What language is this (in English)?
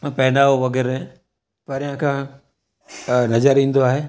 Sindhi